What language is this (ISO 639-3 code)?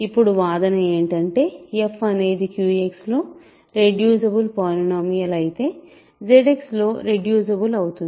tel